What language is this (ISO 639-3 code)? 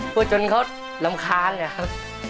tha